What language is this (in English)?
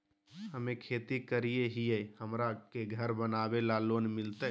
Magahi